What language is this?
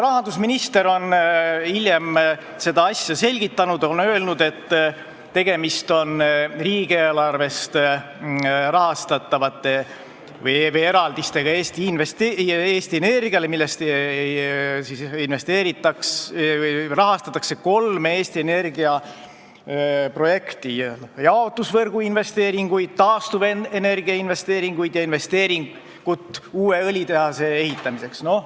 Estonian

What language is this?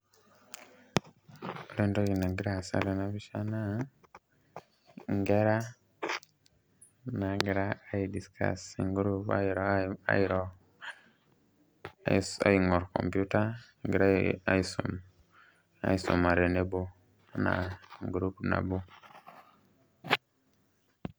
Masai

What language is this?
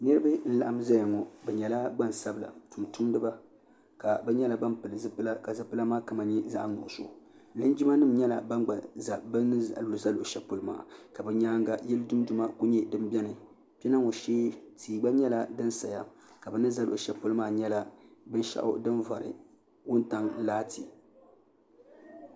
Dagbani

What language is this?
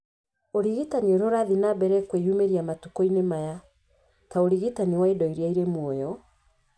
Kikuyu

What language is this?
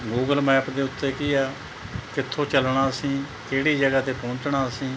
Punjabi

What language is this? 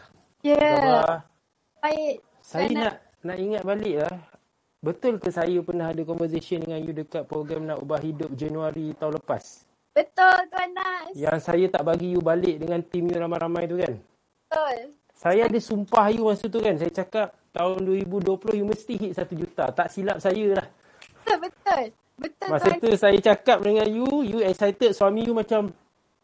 Malay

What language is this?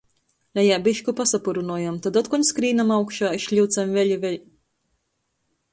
Latgalian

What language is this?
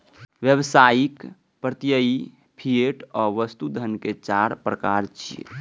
Maithili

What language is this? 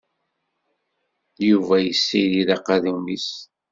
Kabyle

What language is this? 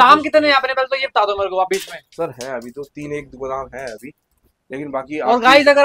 Hindi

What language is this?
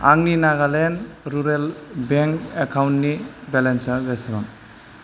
Bodo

